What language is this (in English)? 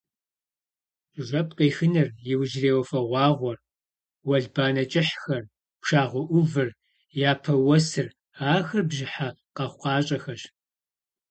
Kabardian